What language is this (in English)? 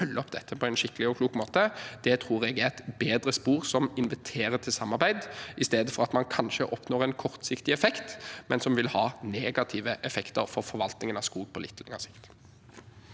Norwegian